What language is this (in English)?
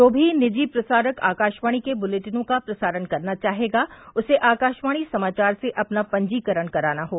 Hindi